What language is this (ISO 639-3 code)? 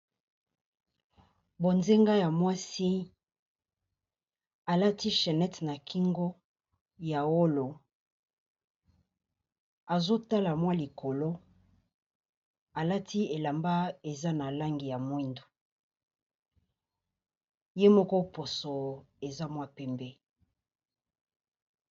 lin